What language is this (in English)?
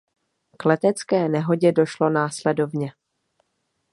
Czech